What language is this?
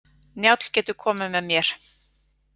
Icelandic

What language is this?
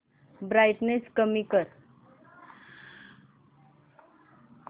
Marathi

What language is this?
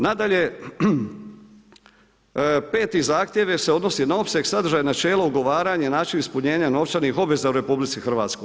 Croatian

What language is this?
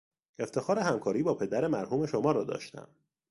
Persian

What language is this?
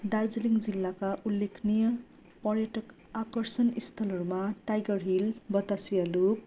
Nepali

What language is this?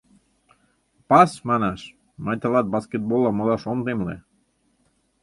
Mari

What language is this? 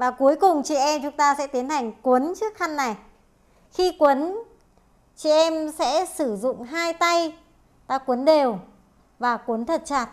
Vietnamese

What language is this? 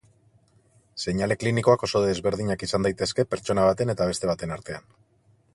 Basque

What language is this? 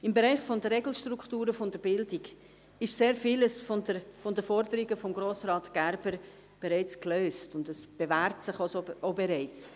Swiss German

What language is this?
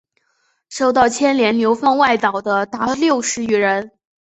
Chinese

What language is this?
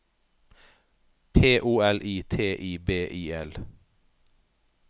Norwegian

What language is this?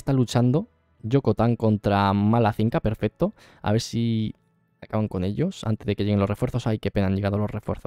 Spanish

